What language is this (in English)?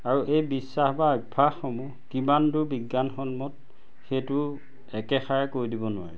Assamese